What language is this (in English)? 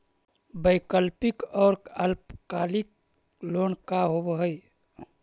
Magahi